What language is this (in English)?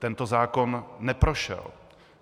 Czech